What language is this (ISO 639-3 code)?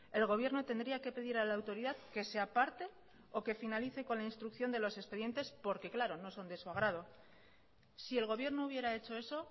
spa